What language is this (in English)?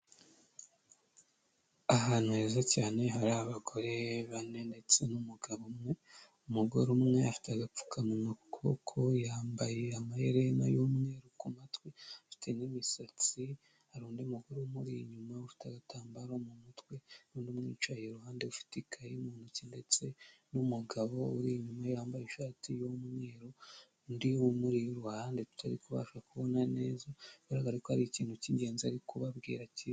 Kinyarwanda